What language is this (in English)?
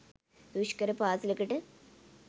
Sinhala